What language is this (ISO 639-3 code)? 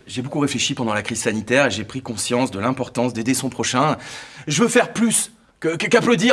fra